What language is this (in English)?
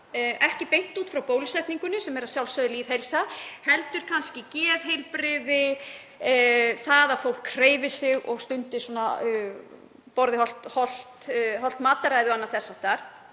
Icelandic